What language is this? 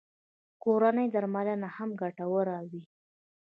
Pashto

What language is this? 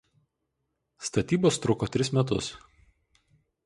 Lithuanian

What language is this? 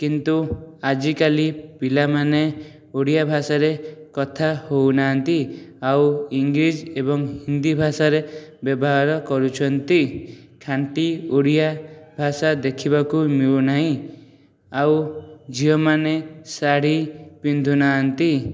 Odia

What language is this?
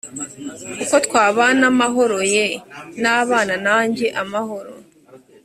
Kinyarwanda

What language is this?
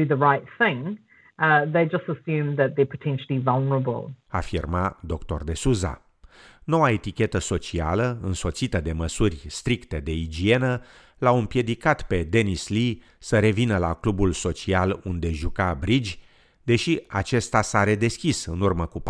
Romanian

